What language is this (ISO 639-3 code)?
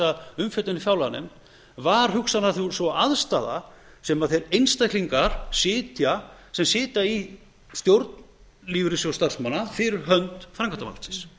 isl